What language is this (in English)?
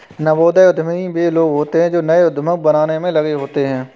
Hindi